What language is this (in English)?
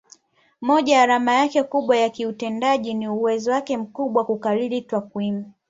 Swahili